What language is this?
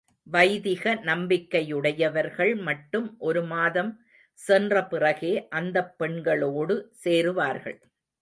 Tamil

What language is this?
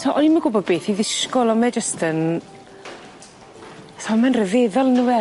Welsh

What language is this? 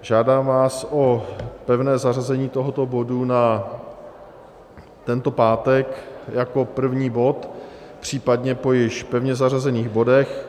Czech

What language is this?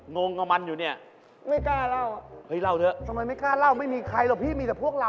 Thai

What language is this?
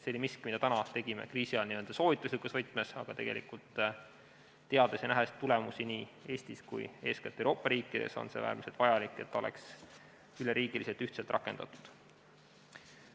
Estonian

